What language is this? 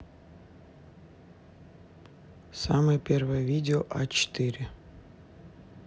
Russian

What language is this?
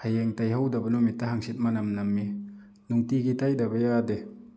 Manipuri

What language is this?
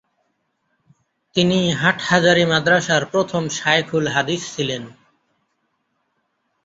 Bangla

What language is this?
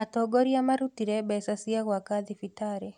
Kikuyu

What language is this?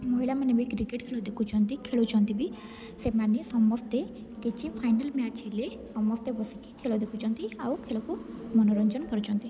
Odia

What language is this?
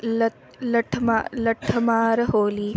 Sanskrit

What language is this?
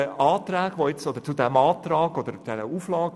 Swiss German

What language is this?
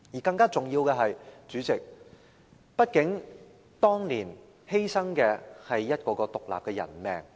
Cantonese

